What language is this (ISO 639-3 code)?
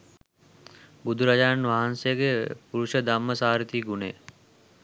sin